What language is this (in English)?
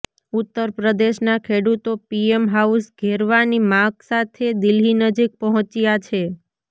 Gujarati